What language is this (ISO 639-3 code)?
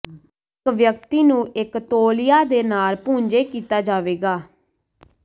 pan